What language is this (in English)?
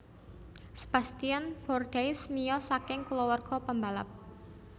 Javanese